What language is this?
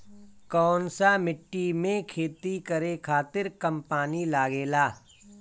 Bhojpuri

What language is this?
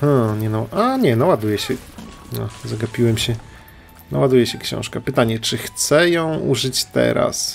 Polish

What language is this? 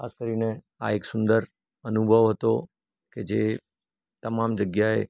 Gujarati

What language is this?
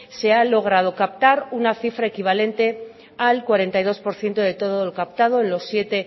Spanish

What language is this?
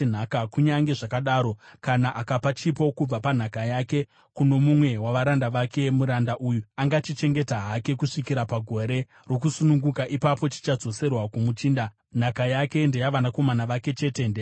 Shona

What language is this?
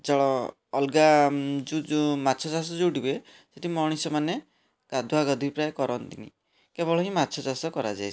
Odia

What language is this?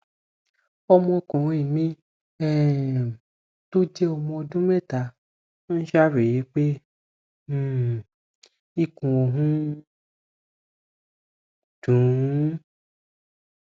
Yoruba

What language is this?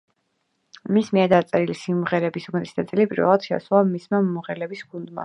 Georgian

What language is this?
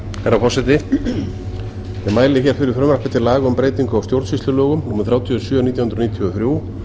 Icelandic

